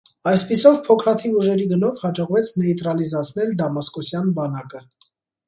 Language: Armenian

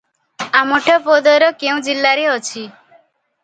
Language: Odia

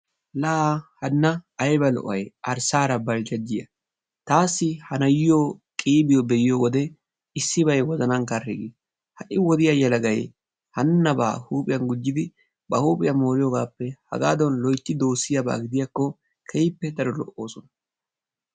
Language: Wolaytta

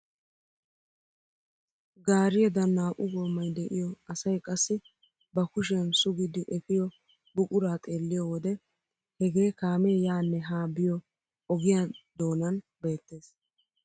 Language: Wolaytta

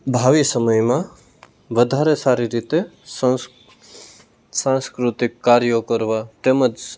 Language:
Gujarati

